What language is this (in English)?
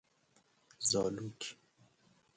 Persian